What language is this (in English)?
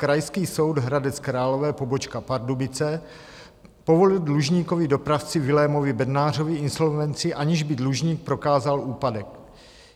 Czech